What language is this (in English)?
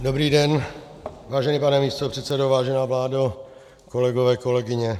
Czech